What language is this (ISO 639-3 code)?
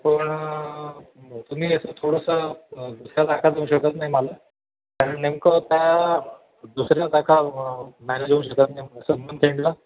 mar